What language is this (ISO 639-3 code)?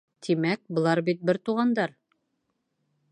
bak